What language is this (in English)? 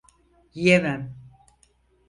Turkish